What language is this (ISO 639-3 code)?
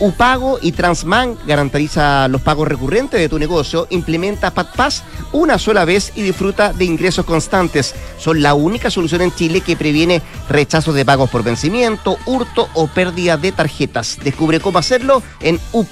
spa